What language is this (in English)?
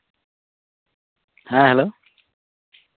Santali